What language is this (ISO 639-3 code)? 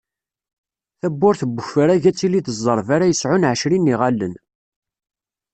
kab